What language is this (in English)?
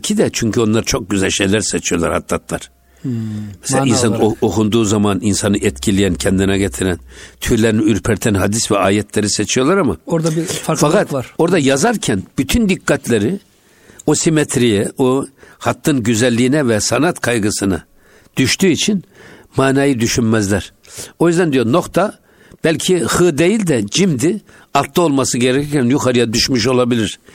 Turkish